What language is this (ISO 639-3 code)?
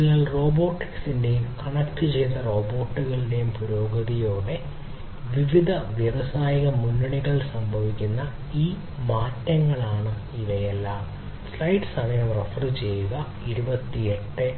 mal